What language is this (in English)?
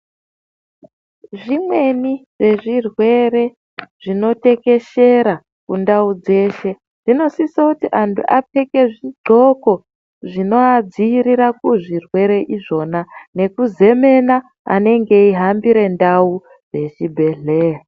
Ndau